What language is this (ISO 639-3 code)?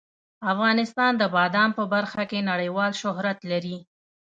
pus